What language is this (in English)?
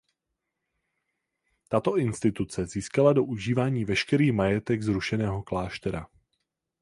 Czech